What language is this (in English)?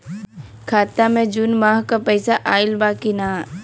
Bhojpuri